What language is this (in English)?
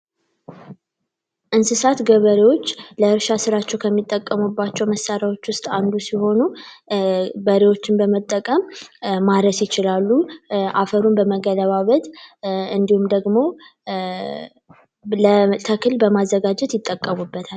Amharic